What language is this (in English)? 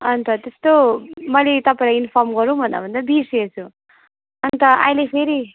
Nepali